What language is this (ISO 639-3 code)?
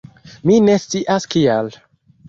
epo